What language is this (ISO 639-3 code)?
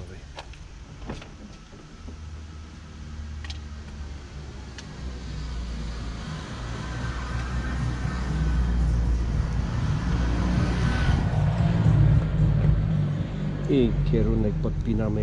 pol